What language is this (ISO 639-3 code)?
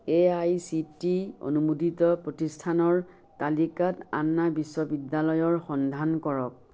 asm